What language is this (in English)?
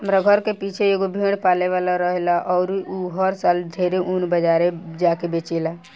Bhojpuri